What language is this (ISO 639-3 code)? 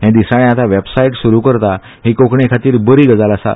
kok